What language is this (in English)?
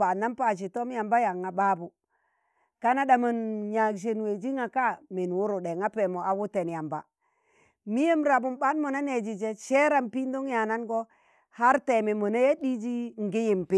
Tangale